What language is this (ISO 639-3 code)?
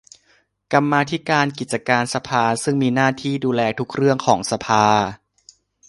tha